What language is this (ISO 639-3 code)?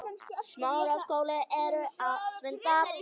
isl